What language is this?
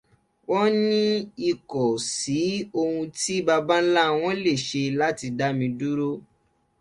Yoruba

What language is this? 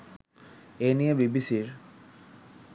Bangla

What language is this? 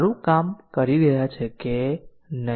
Gujarati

